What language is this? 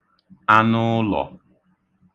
Igbo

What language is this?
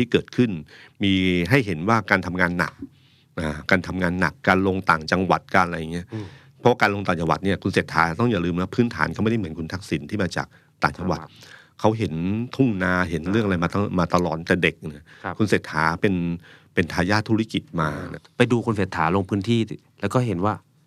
Thai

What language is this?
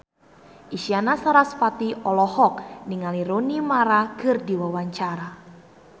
Sundanese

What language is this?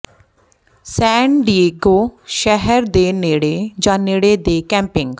Punjabi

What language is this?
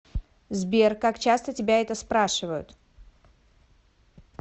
Russian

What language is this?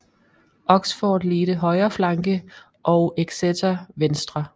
Danish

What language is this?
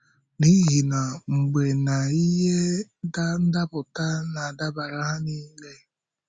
Igbo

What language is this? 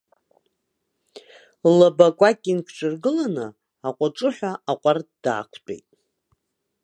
Abkhazian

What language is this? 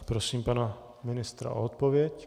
Czech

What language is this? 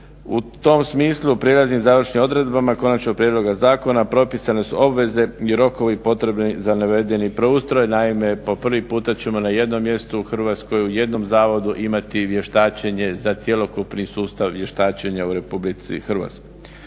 Croatian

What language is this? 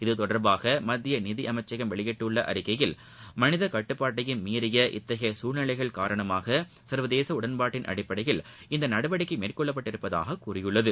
Tamil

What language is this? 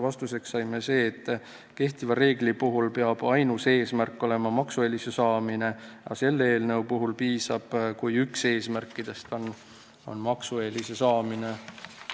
Estonian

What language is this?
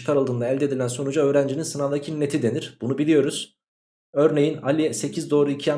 Turkish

